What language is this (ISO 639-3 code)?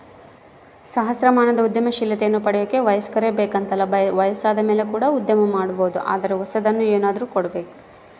kan